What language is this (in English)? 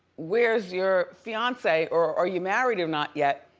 English